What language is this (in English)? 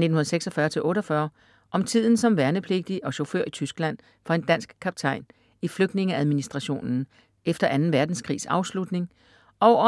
Danish